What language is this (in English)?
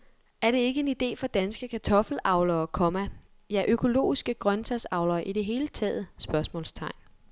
Danish